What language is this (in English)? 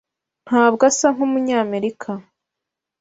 Kinyarwanda